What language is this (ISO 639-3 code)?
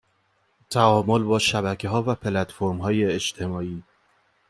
fas